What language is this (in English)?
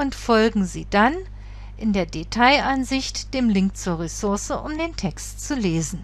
German